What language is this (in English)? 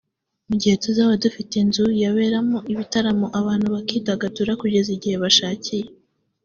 Kinyarwanda